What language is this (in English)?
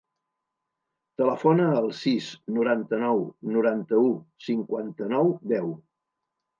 Catalan